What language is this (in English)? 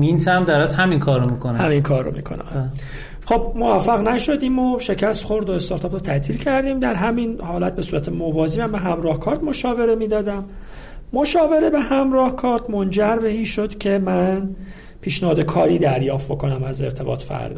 Persian